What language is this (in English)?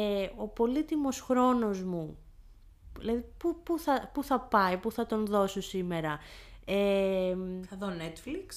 Greek